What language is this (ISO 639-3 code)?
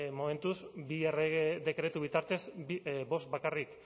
eus